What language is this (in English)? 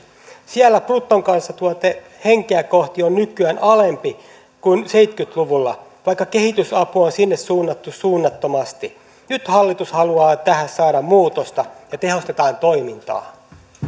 Finnish